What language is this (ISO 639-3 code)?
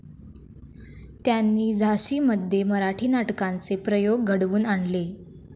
mar